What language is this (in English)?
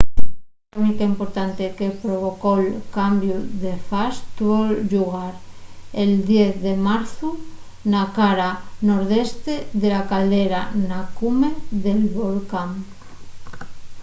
Asturian